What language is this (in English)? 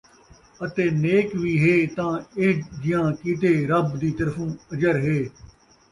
Saraiki